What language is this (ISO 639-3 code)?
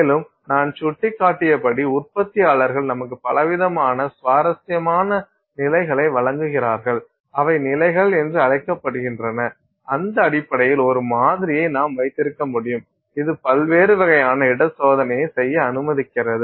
tam